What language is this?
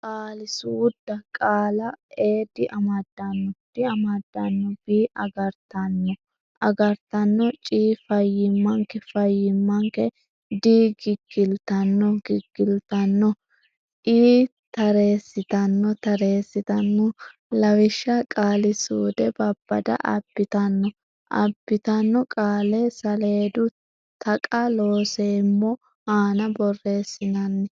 Sidamo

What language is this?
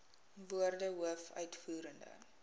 Afrikaans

